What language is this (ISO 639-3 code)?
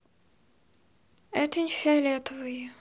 rus